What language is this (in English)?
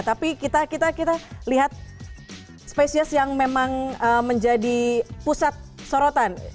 Indonesian